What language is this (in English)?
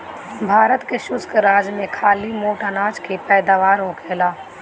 Bhojpuri